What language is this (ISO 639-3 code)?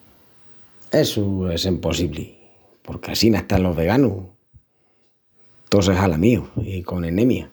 ext